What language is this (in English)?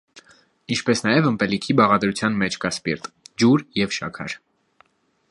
Armenian